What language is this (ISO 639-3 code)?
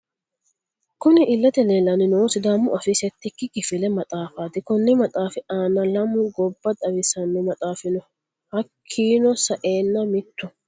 sid